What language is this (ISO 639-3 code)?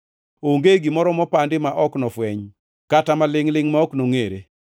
luo